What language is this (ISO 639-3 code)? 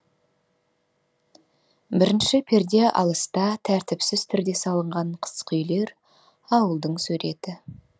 kaz